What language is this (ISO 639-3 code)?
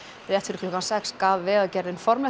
isl